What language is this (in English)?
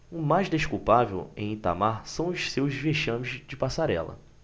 Portuguese